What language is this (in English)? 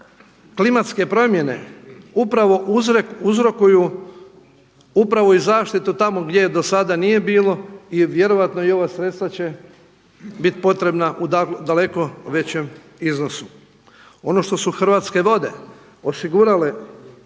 Croatian